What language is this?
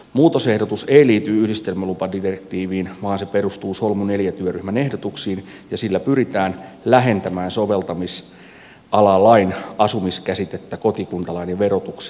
Finnish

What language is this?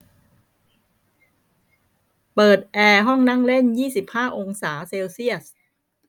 Thai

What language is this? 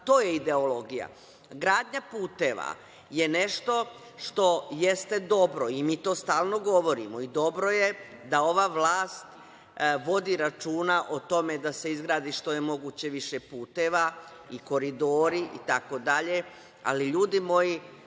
Serbian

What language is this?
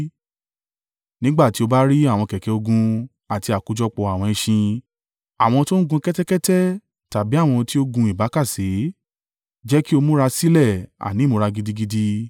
Yoruba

